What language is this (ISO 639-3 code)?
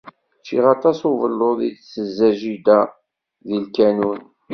kab